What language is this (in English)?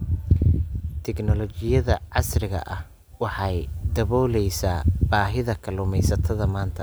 Somali